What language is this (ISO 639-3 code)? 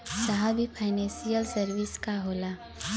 bho